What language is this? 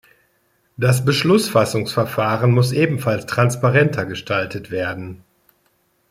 German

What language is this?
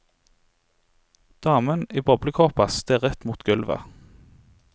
Norwegian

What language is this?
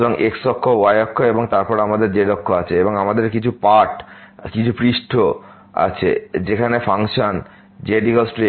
Bangla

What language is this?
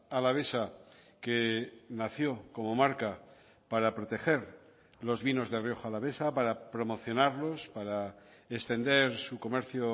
Spanish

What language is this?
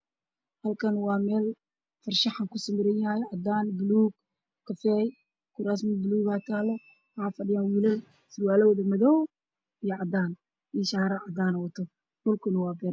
Somali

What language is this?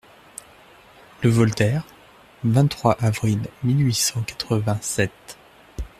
French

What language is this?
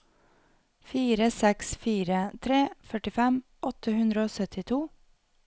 Norwegian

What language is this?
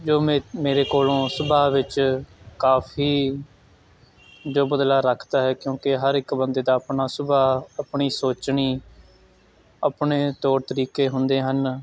Punjabi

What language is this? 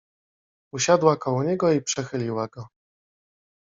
Polish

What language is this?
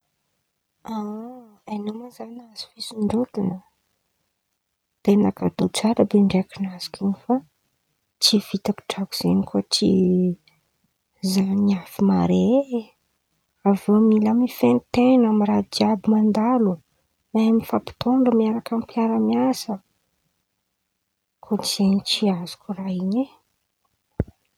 Antankarana Malagasy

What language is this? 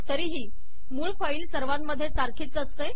Marathi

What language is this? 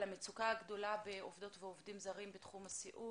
Hebrew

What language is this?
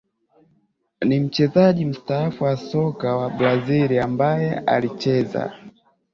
Swahili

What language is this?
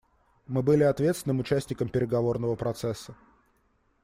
Russian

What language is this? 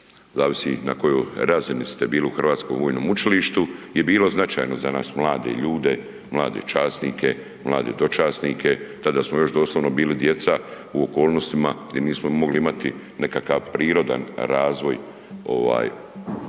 Croatian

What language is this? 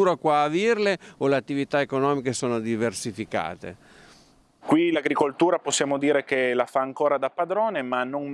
Italian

